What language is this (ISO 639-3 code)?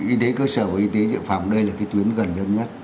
vie